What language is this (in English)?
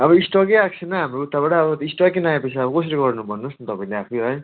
Nepali